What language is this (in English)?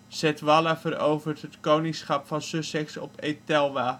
Dutch